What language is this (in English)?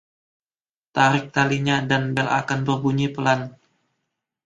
Indonesian